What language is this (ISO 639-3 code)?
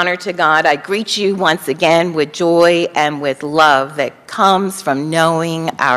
eng